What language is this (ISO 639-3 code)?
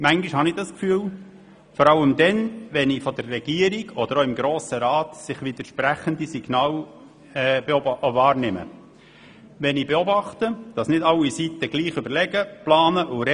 gsw